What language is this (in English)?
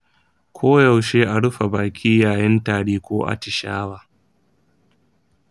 Hausa